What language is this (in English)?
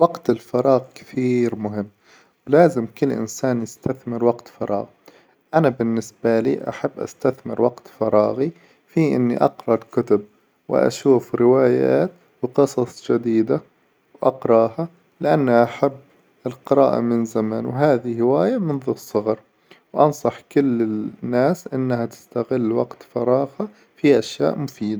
Hijazi Arabic